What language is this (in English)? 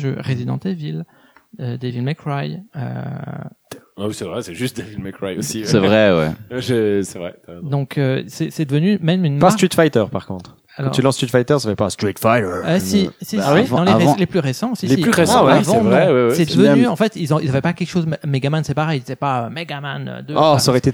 French